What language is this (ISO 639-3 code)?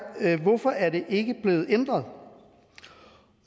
dan